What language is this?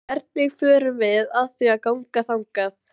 Icelandic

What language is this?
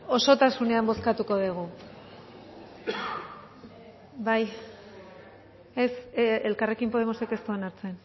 Basque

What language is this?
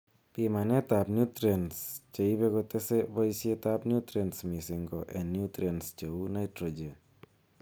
Kalenjin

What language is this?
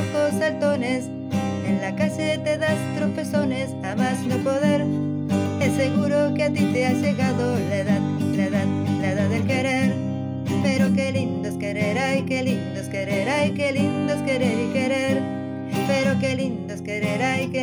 Spanish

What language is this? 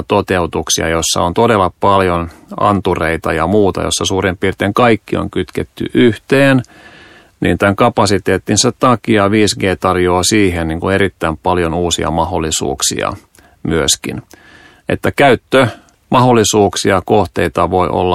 Finnish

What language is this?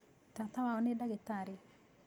Kikuyu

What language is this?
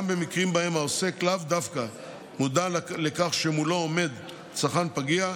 Hebrew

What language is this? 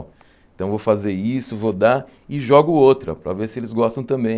Portuguese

